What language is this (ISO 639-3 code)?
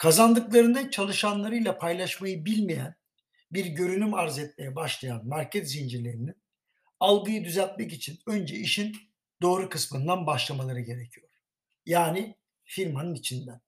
tur